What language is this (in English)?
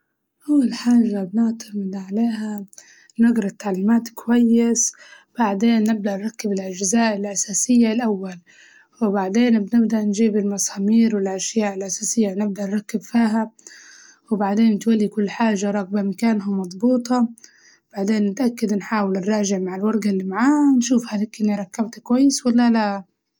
Libyan Arabic